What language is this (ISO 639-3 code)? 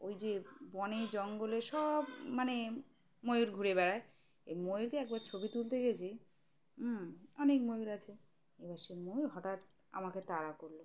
ben